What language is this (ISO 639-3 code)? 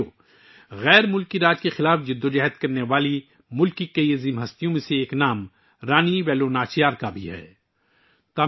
urd